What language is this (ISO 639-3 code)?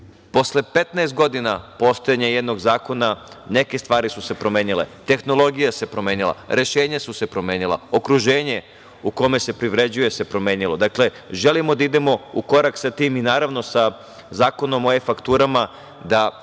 srp